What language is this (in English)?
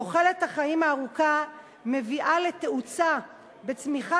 Hebrew